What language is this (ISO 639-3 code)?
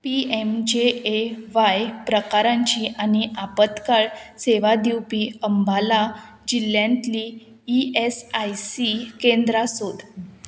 kok